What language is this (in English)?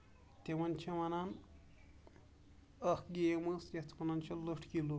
Kashmiri